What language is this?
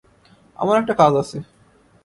Bangla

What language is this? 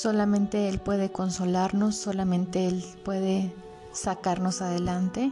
Spanish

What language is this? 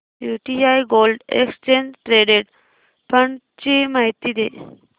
Marathi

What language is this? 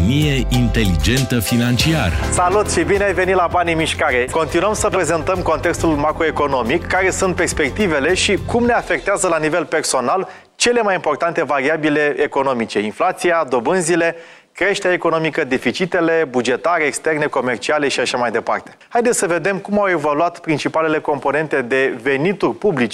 Romanian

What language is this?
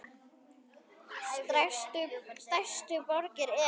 Icelandic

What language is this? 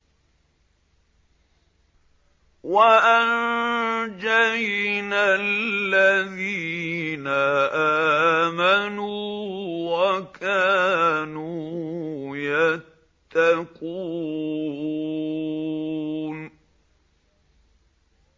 Arabic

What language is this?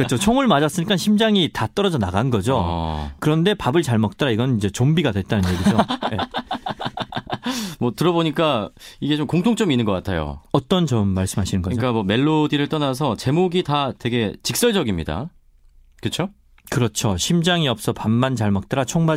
Korean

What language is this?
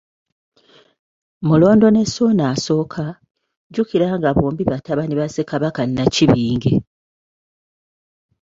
Ganda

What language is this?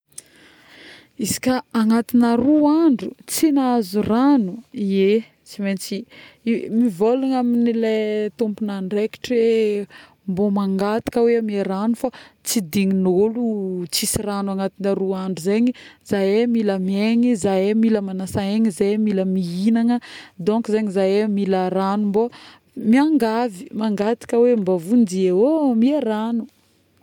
Northern Betsimisaraka Malagasy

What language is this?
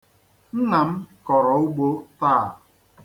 Igbo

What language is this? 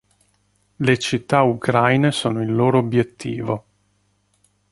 Italian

